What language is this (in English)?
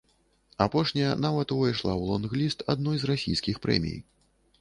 Belarusian